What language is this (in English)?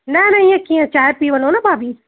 Sindhi